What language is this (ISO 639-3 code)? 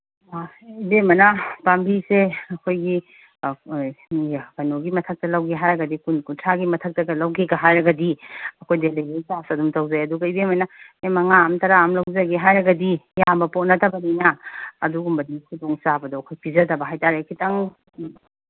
mni